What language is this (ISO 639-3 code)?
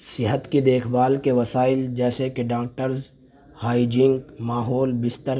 urd